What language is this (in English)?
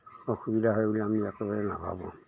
Assamese